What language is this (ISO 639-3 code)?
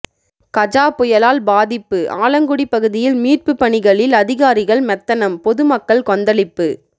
tam